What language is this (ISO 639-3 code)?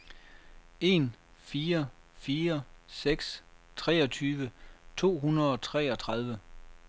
dan